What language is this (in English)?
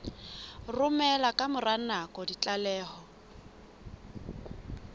Southern Sotho